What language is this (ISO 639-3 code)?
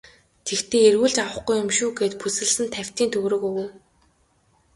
mon